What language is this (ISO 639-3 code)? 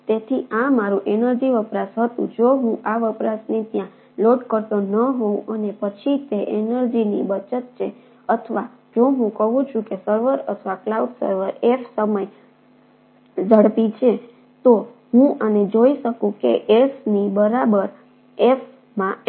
guj